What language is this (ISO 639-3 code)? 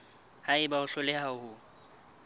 sot